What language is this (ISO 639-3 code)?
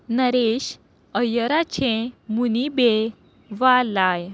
kok